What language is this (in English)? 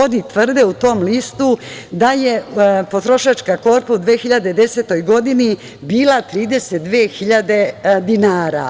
Serbian